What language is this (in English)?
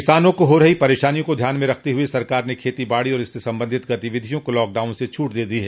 Hindi